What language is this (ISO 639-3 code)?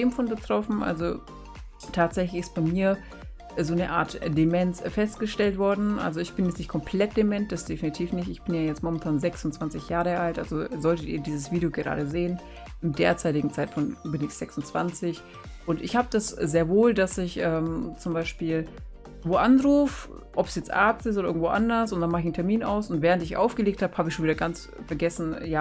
deu